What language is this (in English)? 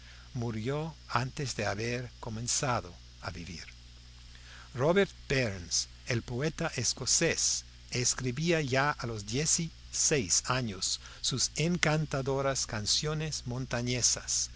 Spanish